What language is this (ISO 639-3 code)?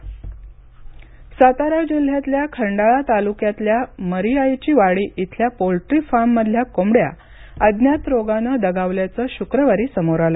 mar